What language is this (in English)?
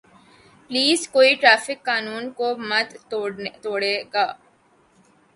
Urdu